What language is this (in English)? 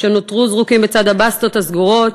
Hebrew